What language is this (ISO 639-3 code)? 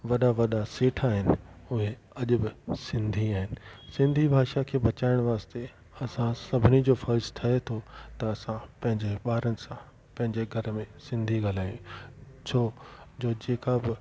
snd